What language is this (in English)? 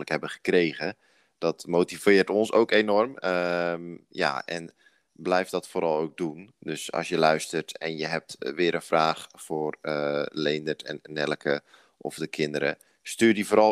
Dutch